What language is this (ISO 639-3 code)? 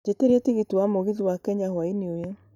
kik